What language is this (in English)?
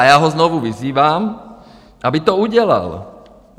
Czech